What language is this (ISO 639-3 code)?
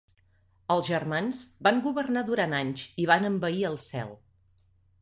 cat